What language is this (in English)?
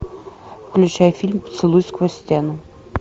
Russian